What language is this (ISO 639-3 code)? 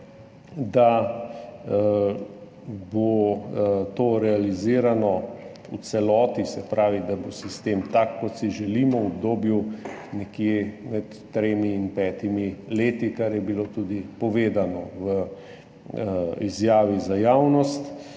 slv